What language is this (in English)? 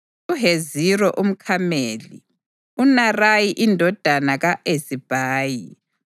North Ndebele